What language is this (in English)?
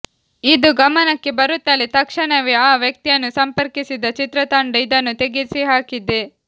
Kannada